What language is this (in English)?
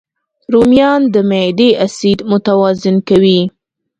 Pashto